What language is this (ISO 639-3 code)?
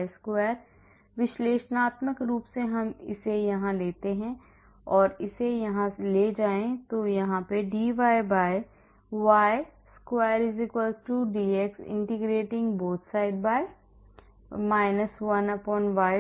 hin